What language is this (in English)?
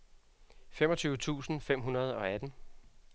Danish